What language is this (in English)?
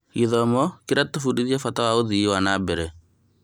Kikuyu